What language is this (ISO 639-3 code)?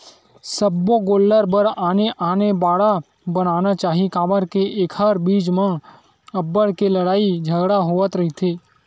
hne